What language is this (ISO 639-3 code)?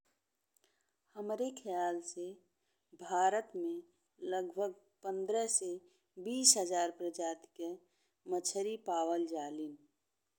bho